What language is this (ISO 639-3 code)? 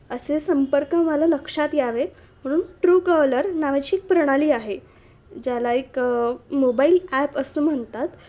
mar